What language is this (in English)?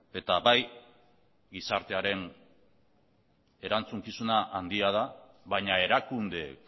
Basque